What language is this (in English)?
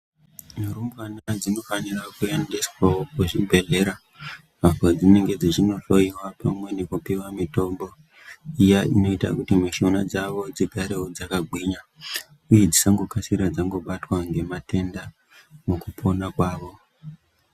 Ndau